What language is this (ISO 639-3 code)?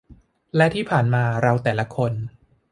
tha